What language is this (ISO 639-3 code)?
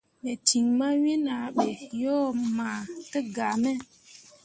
mua